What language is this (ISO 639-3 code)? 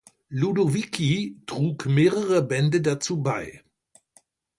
deu